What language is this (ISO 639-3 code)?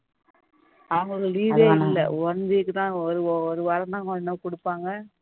tam